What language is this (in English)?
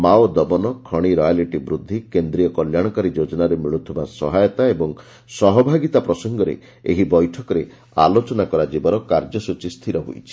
Odia